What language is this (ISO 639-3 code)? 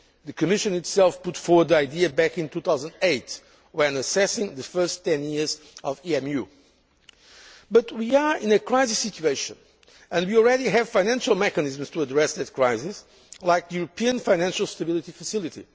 eng